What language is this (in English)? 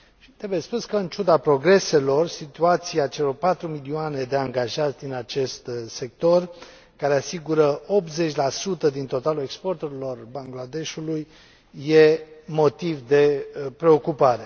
Romanian